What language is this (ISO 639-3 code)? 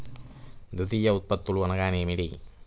tel